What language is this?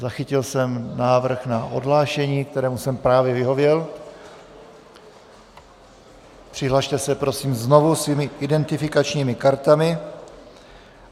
Czech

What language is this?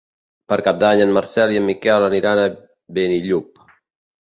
Catalan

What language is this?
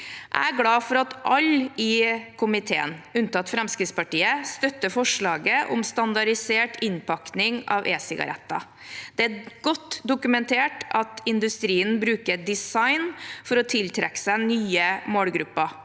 Norwegian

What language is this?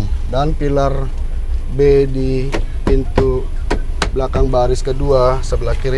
Indonesian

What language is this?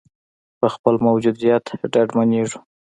Pashto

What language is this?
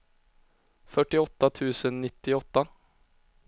Swedish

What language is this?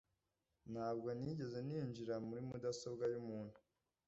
Kinyarwanda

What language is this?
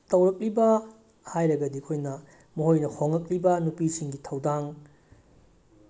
Manipuri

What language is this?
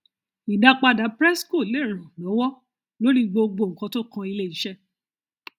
Yoruba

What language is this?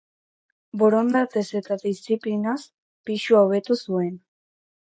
Basque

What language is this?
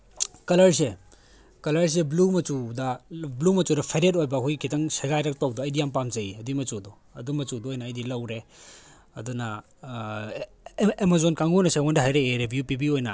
Manipuri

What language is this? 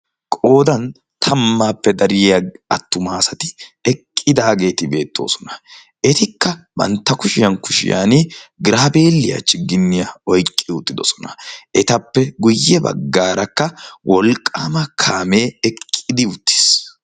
Wolaytta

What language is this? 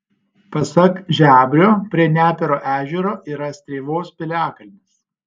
Lithuanian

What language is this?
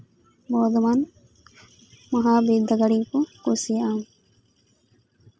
Santali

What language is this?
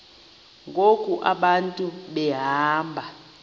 Xhosa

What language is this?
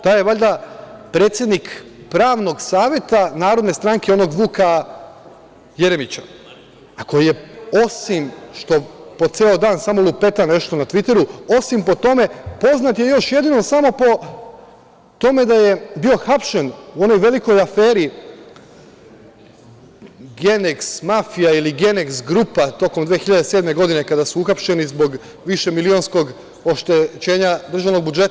Serbian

